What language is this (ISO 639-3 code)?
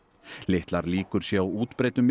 isl